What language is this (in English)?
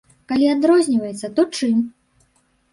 Belarusian